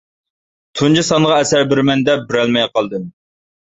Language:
Uyghur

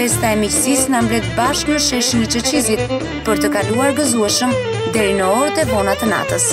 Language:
Romanian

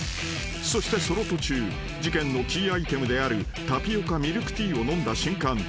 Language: Japanese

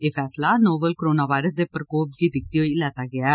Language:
Dogri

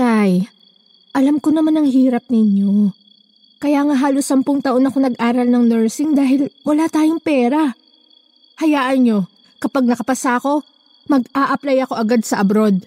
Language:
Filipino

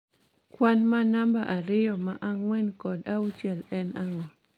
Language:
Luo (Kenya and Tanzania)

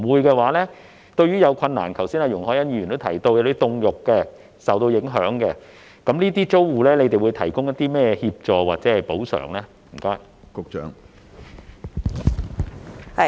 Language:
Cantonese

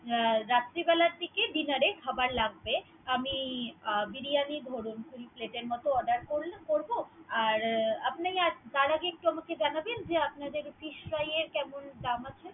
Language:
Bangla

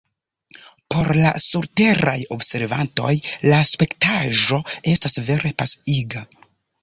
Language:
Esperanto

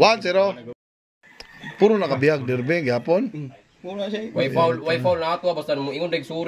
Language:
Indonesian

